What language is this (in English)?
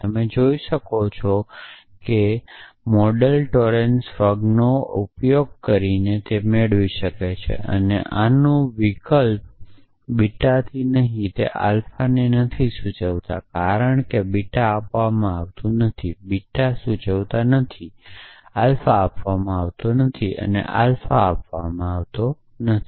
Gujarati